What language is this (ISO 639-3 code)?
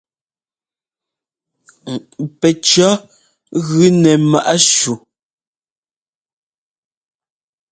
jgo